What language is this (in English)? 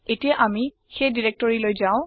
Assamese